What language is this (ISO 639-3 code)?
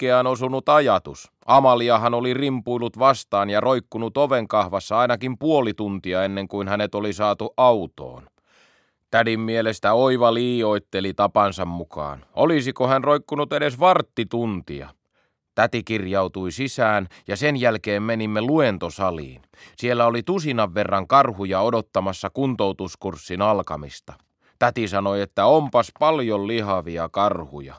fin